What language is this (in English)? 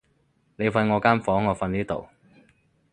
Cantonese